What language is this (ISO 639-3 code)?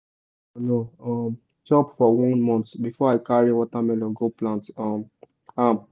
pcm